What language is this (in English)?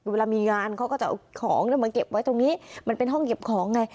Thai